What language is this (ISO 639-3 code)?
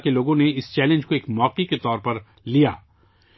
urd